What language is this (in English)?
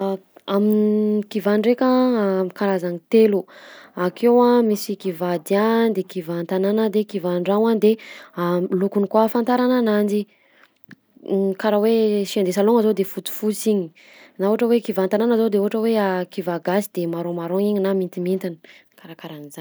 Southern Betsimisaraka Malagasy